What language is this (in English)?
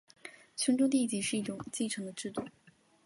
Chinese